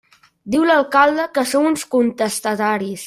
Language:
Catalan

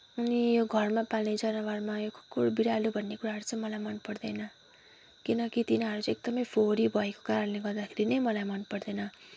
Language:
Nepali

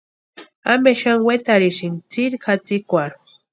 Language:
Western Highland Purepecha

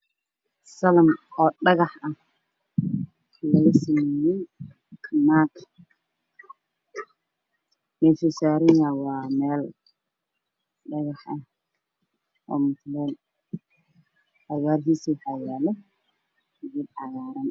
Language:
Somali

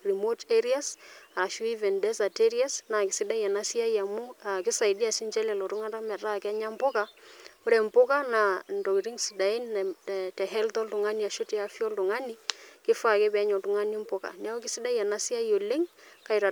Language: Masai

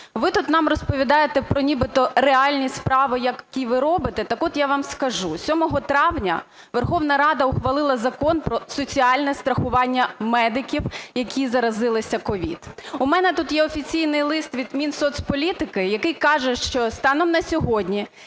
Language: Ukrainian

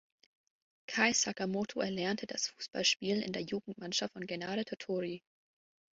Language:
German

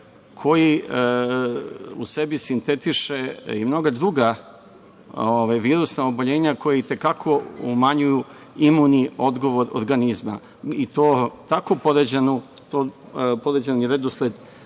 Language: Serbian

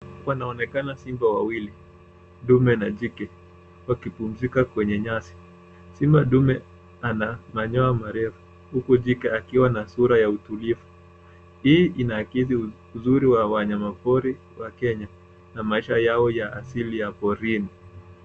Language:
Swahili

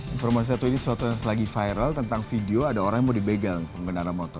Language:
Indonesian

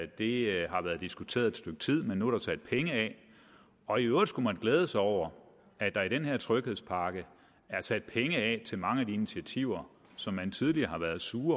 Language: Danish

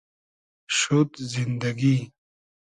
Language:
Hazaragi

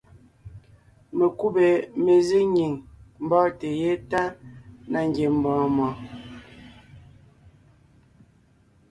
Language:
Ngiemboon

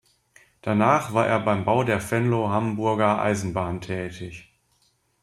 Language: German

